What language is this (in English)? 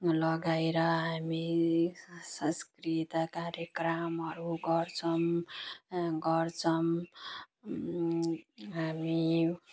Nepali